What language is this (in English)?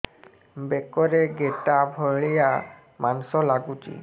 Odia